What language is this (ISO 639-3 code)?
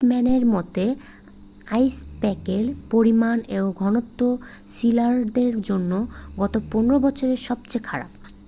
ben